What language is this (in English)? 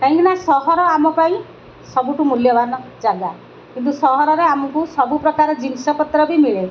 Odia